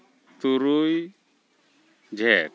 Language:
Santali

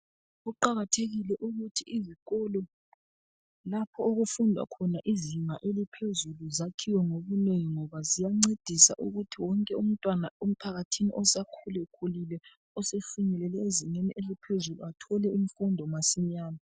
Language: North Ndebele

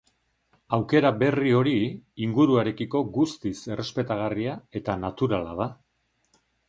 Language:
Basque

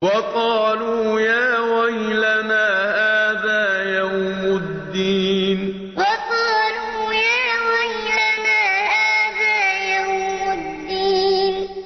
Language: Arabic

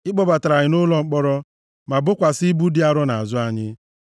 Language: Igbo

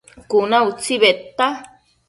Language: Matsés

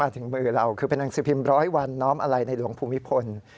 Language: Thai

